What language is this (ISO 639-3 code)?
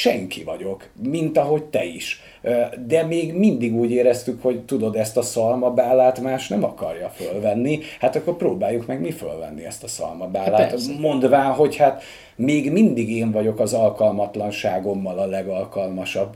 hun